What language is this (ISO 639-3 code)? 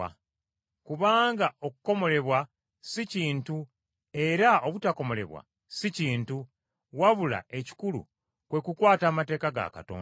lug